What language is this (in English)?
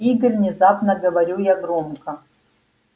Russian